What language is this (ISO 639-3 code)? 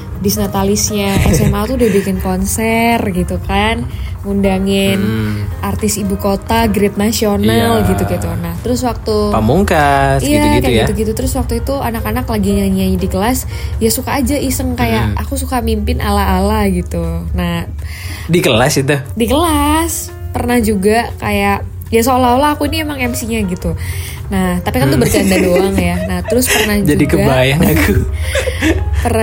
ind